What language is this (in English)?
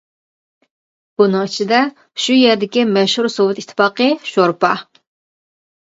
Uyghur